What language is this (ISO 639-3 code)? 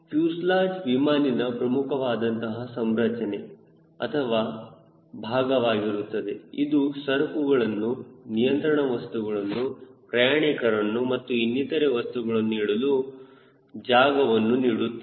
kan